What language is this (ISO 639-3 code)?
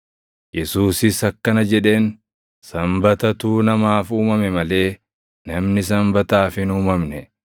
orm